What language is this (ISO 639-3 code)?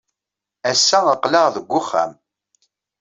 kab